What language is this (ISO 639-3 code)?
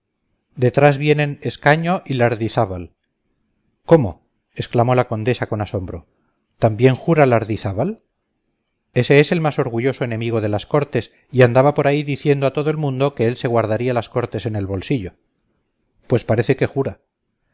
spa